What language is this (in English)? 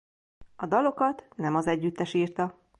Hungarian